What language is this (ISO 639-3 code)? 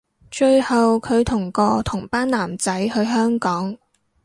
yue